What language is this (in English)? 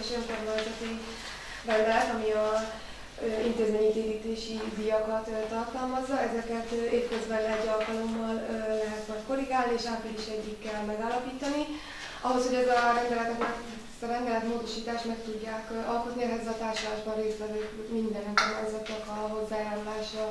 Hungarian